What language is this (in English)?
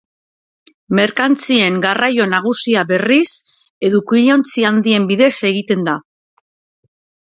Basque